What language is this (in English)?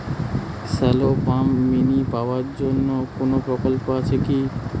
Bangla